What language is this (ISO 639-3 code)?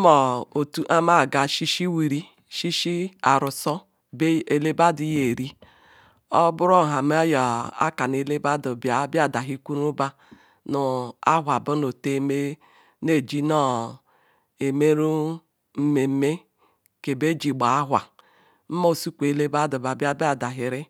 ikw